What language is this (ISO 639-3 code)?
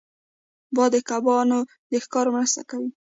pus